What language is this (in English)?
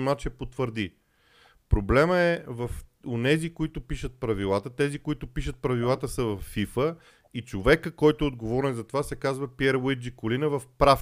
Bulgarian